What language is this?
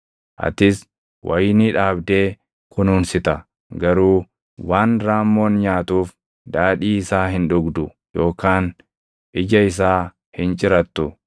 Oromo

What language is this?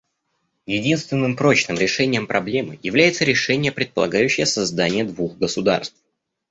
Russian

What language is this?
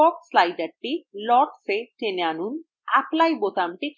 Bangla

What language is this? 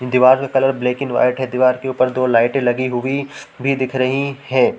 Hindi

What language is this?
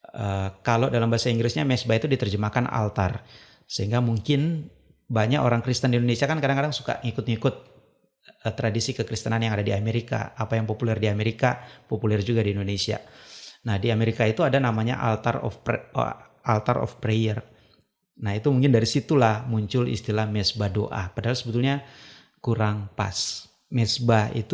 Indonesian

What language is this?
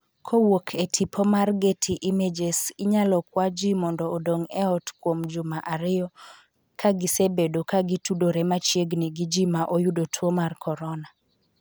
Luo (Kenya and Tanzania)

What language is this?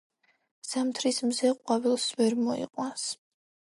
Georgian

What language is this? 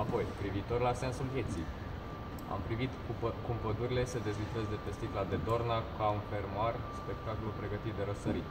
Romanian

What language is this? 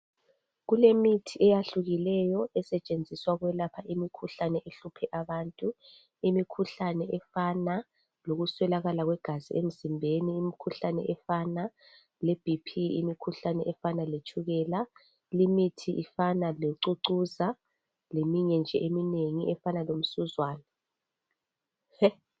North Ndebele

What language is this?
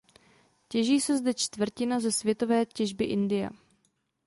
Czech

